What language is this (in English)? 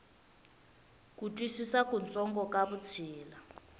Tsonga